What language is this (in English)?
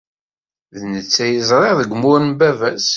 Kabyle